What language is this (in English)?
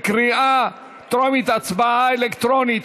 Hebrew